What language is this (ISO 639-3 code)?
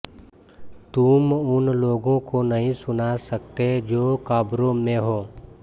hin